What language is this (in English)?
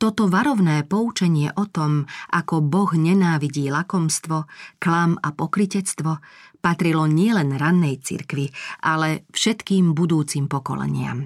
Slovak